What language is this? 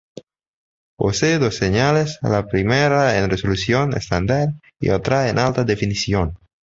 Spanish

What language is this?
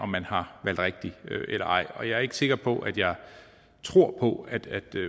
Danish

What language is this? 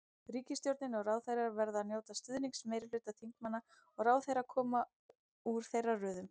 Icelandic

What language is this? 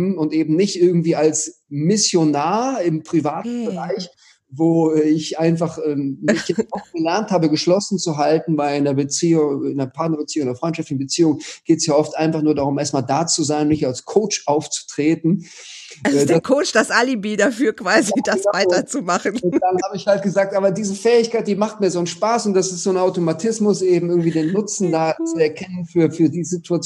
German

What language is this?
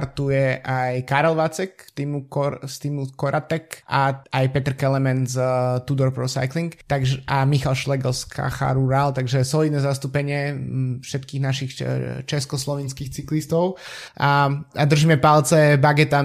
Slovak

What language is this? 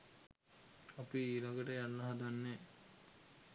Sinhala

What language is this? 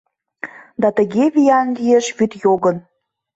Mari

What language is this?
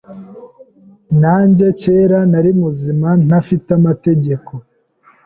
Kinyarwanda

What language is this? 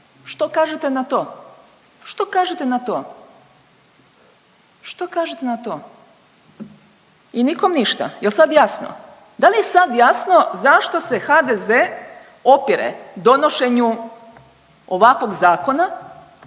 Croatian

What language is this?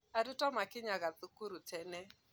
Kikuyu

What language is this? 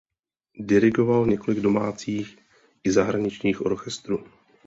Czech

